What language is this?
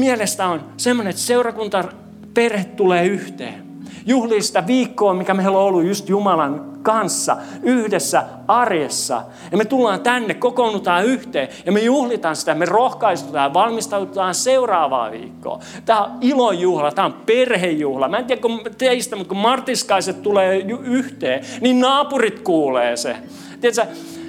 Finnish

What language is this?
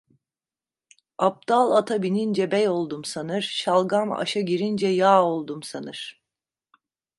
Turkish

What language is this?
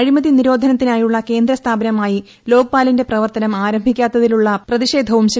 Malayalam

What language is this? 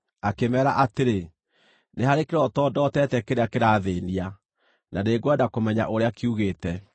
Kikuyu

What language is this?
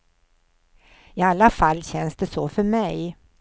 Swedish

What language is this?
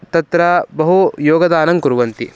Sanskrit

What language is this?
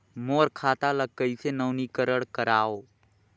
Chhattisgarhi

